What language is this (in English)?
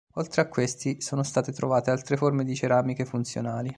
Italian